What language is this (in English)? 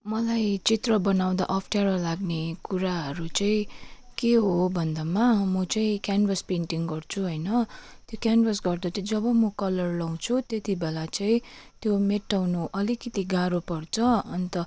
Nepali